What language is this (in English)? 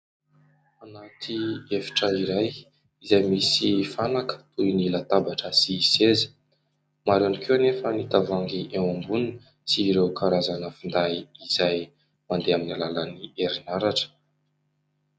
Malagasy